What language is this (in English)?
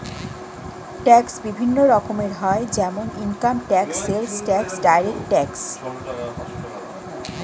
Bangla